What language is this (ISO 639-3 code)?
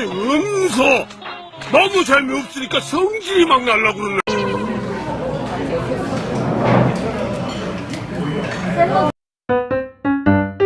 kor